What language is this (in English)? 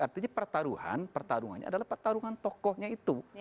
Indonesian